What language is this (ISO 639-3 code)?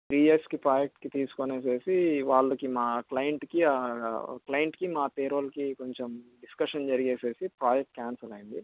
tel